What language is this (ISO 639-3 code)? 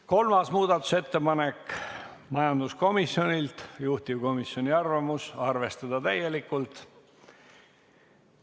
est